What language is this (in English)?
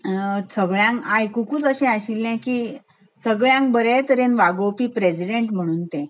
Konkani